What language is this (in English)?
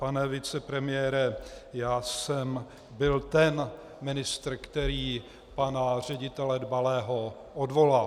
Czech